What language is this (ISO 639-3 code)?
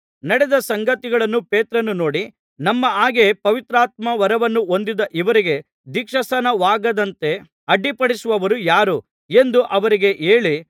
kan